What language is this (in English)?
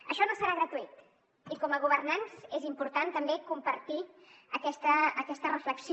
Catalan